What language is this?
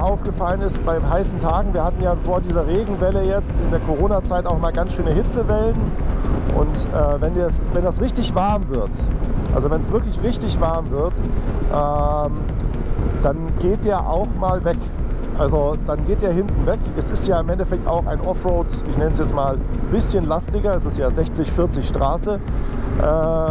German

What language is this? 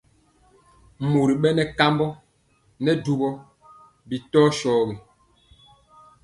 Mpiemo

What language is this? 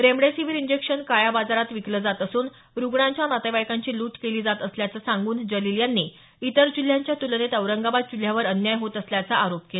Marathi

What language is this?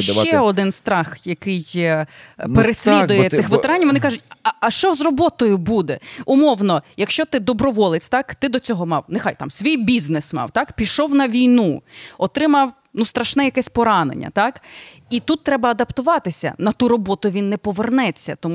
Ukrainian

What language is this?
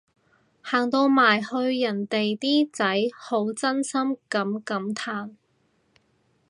Cantonese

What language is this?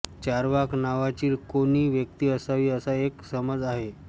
Marathi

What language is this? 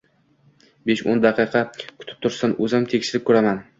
Uzbek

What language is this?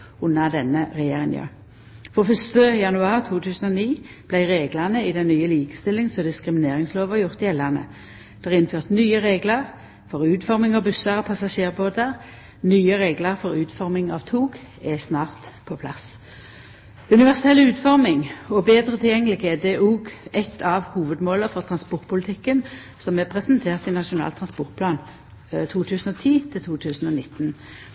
Norwegian Nynorsk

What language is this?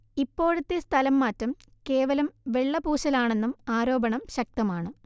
Malayalam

